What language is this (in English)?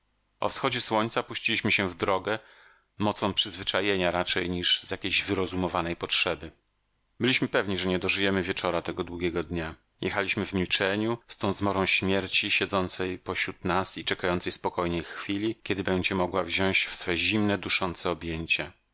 Polish